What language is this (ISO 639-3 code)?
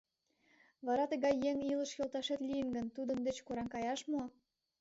chm